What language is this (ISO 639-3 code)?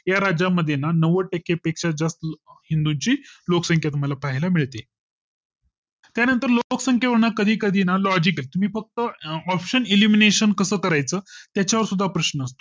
mar